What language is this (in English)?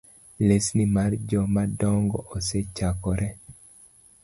Luo (Kenya and Tanzania)